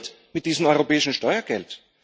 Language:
German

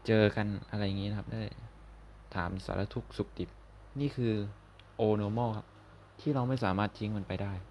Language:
Thai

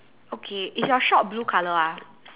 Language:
English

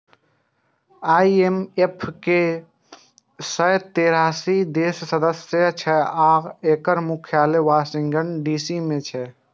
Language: Maithili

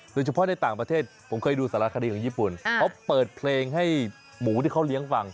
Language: Thai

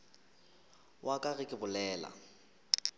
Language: Northern Sotho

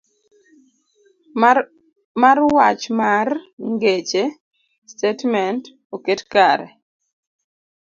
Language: Luo (Kenya and Tanzania)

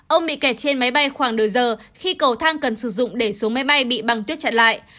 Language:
Vietnamese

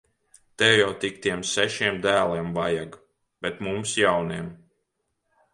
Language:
Latvian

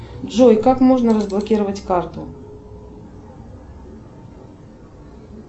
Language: Russian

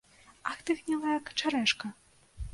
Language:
Belarusian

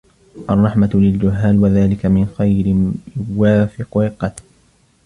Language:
Arabic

